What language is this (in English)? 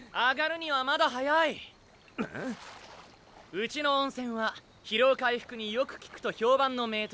Japanese